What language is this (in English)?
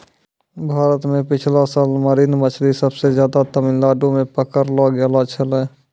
Maithili